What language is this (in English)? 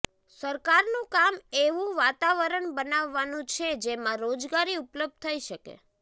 Gujarati